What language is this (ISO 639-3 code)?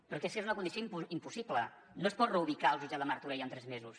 cat